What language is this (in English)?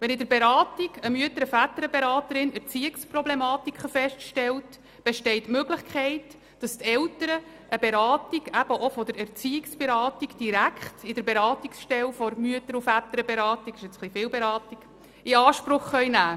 Swiss German